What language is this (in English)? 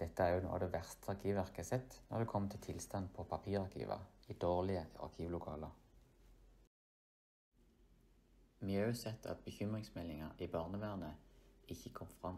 Norwegian